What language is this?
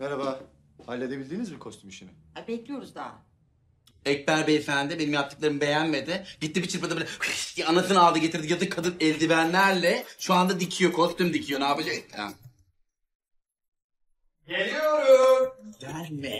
Turkish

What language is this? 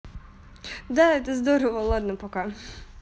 Russian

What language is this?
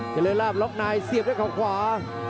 Thai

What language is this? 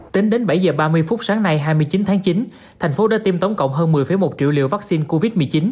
Vietnamese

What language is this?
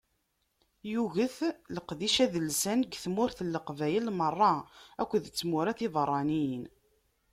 Kabyle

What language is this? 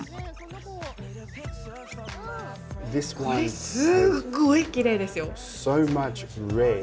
Japanese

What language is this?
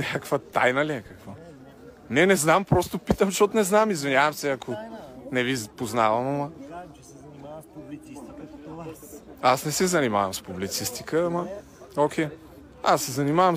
Bulgarian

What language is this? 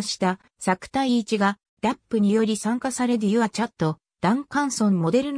Japanese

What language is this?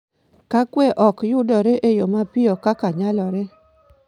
Luo (Kenya and Tanzania)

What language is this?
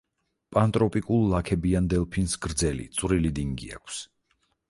Georgian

